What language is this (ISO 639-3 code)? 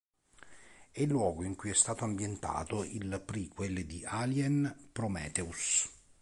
ita